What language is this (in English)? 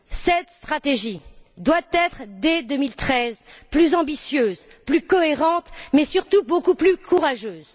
French